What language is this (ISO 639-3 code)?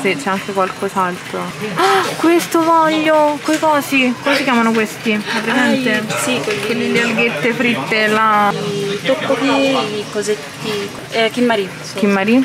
ita